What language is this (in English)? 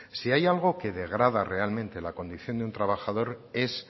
Spanish